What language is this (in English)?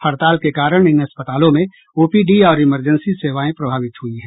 Hindi